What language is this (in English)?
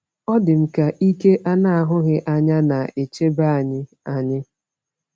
Igbo